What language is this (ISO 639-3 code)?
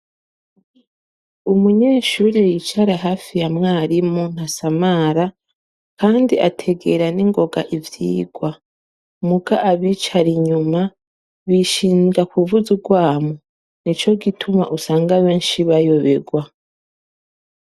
run